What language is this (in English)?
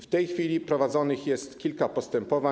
Polish